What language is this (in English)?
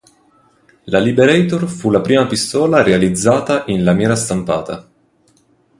Italian